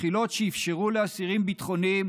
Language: Hebrew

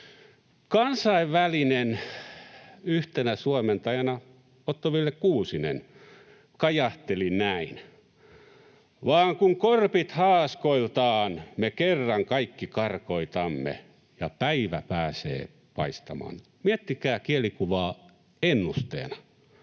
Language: Finnish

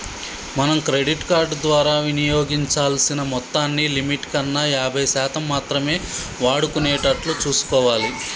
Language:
Telugu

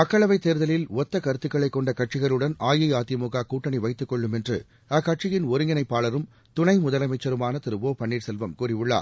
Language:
Tamil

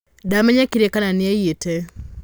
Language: Kikuyu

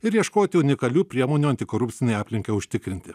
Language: Lithuanian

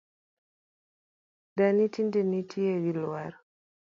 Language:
Luo (Kenya and Tanzania)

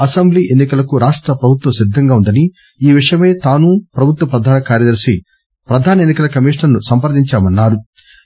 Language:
Telugu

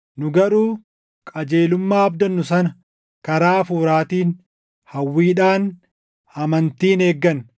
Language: Oromo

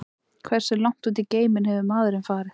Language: Icelandic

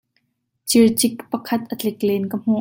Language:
Hakha Chin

